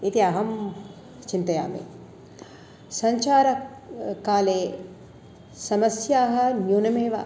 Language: Sanskrit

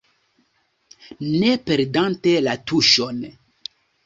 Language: Esperanto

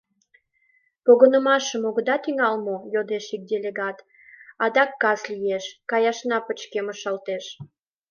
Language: Mari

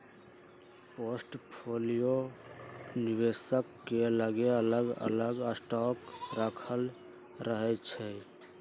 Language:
Magahi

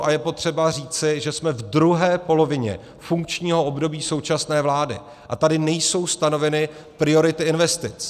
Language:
Czech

